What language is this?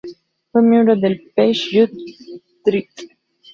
Spanish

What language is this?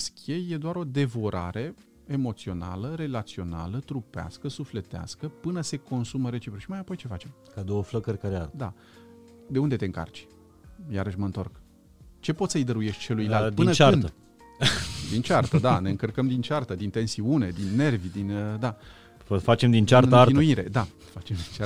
Romanian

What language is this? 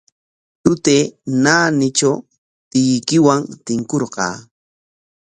Corongo Ancash Quechua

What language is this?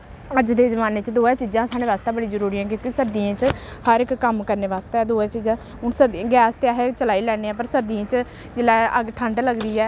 Dogri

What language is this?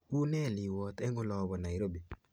Kalenjin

